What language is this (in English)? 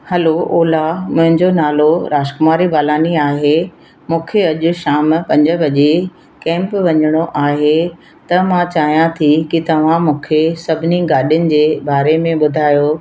Sindhi